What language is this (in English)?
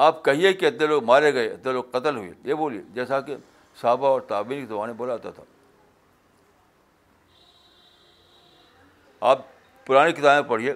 Urdu